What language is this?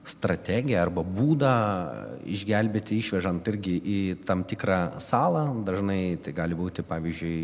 Lithuanian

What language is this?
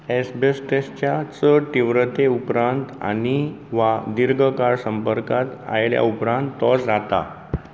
Konkani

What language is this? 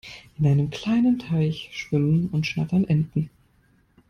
German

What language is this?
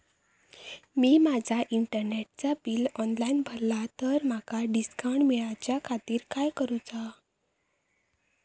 Marathi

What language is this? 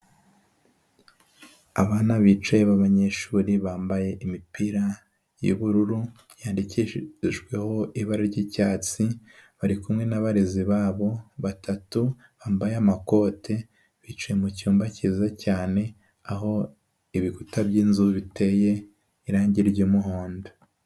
Kinyarwanda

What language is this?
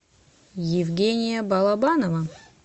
Russian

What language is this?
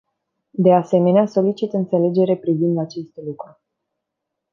Romanian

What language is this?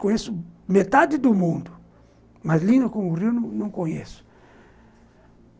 Portuguese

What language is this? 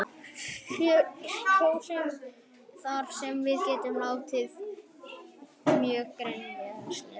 Icelandic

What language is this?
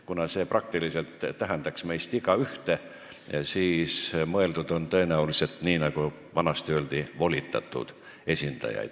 Estonian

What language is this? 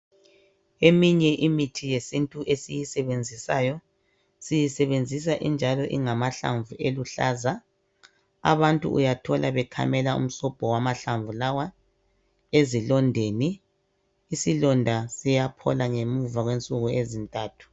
North Ndebele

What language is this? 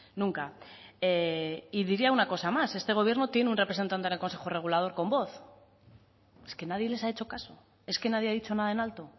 Spanish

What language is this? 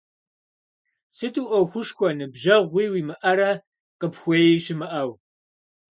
Kabardian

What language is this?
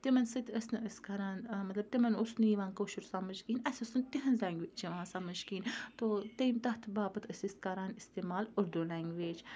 Kashmiri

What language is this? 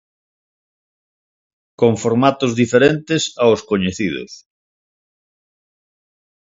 Galician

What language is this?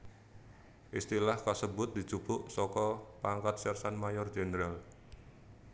Javanese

